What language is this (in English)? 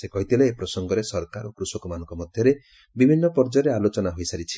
Odia